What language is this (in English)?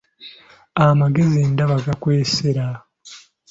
Ganda